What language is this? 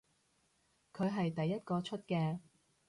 Cantonese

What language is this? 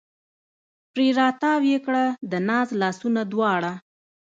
Pashto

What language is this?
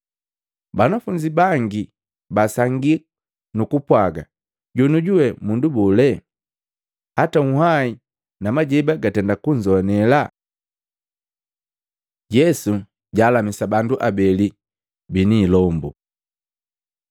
Matengo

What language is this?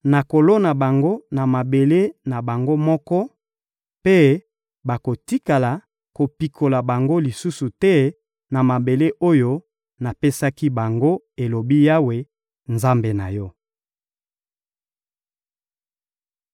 Lingala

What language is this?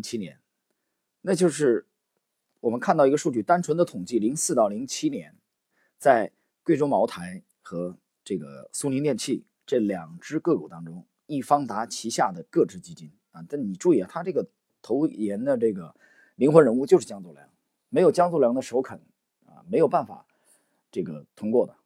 Chinese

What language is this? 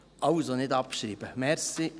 Swiss German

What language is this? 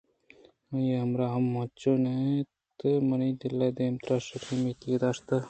Eastern Balochi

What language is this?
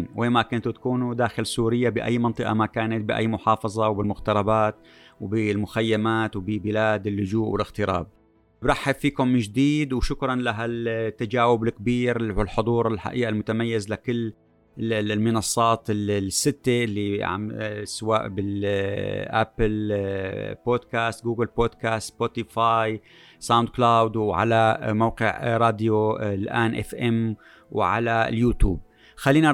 Arabic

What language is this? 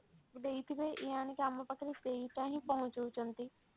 Odia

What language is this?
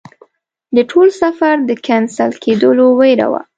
Pashto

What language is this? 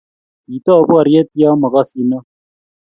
Kalenjin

